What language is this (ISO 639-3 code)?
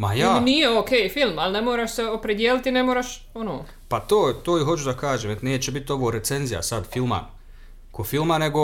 hrv